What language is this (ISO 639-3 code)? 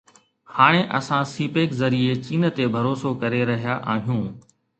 snd